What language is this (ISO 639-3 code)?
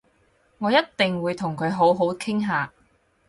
yue